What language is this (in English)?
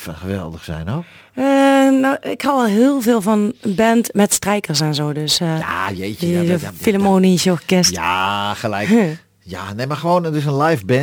Dutch